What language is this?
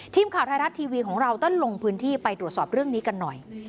Thai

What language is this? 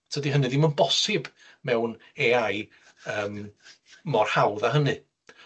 Welsh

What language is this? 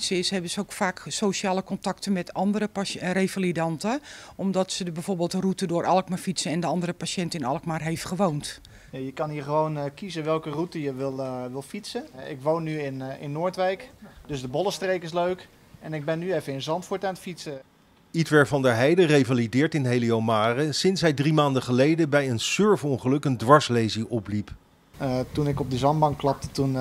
Dutch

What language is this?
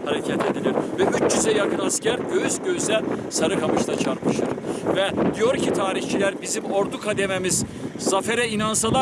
Turkish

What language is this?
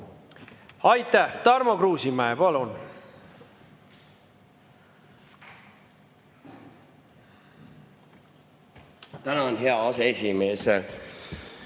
Estonian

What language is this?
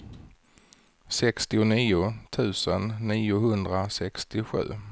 Swedish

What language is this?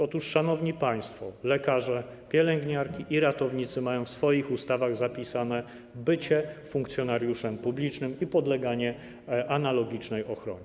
Polish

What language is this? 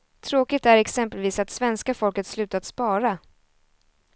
Swedish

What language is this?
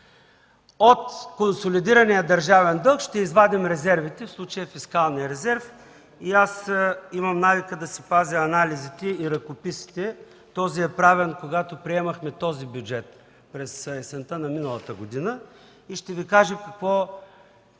Bulgarian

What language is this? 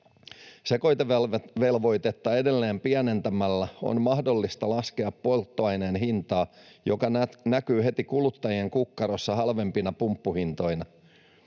Finnish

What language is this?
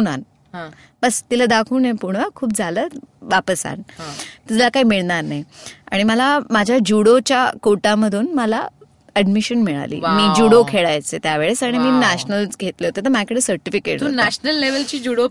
Marathi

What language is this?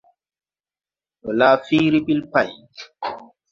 Tupuri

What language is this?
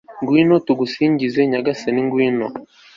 Kinyarwanda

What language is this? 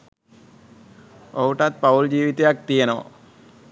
Sinhala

